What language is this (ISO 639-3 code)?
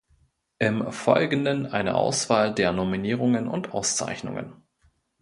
deu